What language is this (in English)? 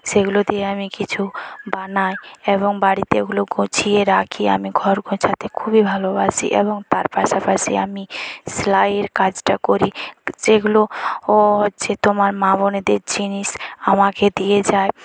Bangla